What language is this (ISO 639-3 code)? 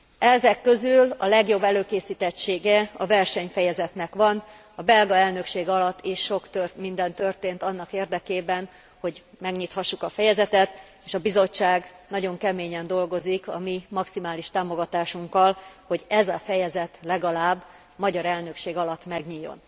hun